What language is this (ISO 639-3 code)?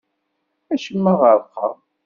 kab